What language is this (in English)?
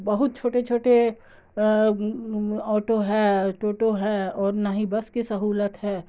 Urdu